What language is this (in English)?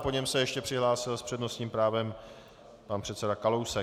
Czech